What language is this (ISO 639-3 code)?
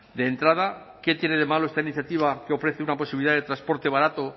spa